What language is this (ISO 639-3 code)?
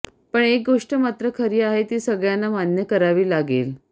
mar